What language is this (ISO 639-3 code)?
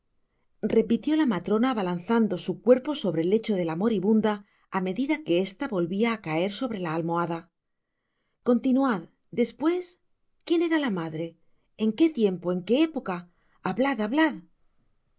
spa